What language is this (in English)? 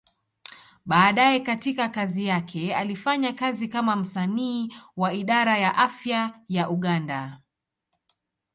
Swahili